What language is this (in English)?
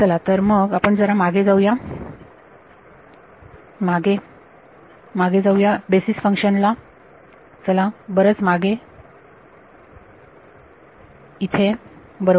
Marathi